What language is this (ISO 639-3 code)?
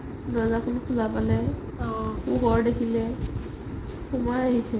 asm